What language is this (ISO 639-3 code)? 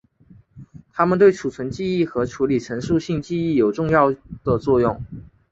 zho